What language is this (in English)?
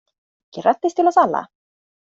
Swedish